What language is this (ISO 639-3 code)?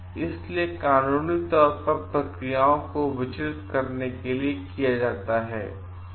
hin